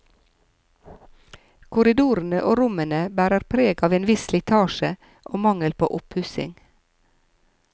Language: Norwegian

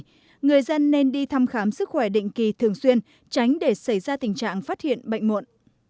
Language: Vietnamese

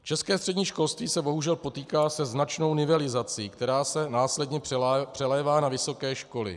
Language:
Czech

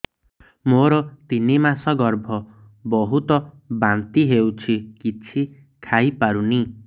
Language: Odia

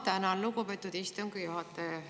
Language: Estonian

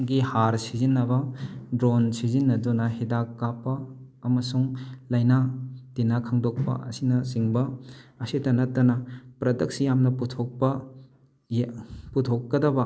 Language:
Manipuri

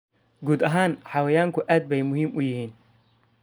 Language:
Somali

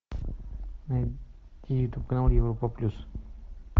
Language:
Russian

